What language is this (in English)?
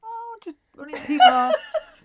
Welsh